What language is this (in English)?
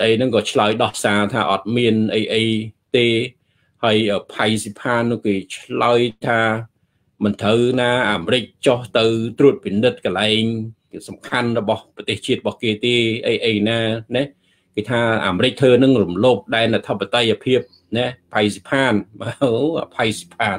Vietnamese